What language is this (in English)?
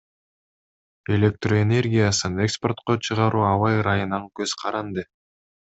Kyrgyz